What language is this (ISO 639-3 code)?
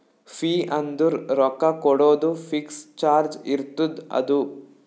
kan